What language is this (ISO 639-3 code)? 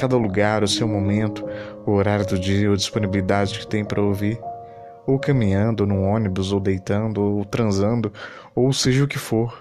por